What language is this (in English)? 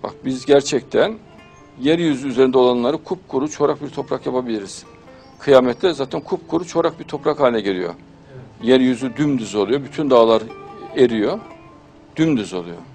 Turkish